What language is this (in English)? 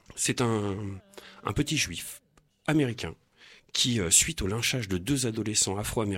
French